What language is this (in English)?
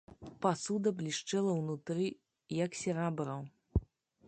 Belarusian